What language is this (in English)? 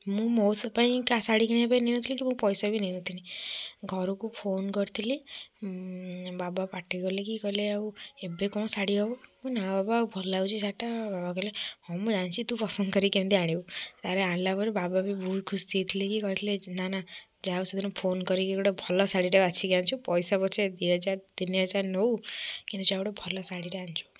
Odia